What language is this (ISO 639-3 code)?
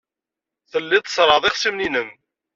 kab